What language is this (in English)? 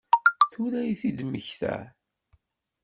Kabyle